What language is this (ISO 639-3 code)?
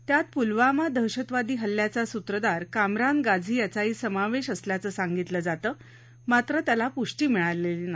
mar